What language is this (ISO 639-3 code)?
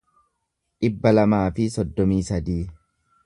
orm